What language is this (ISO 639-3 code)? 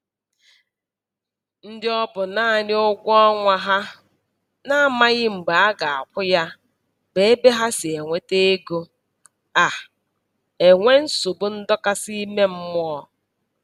ibo